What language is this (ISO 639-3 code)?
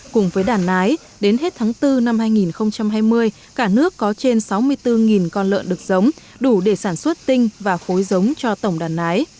vie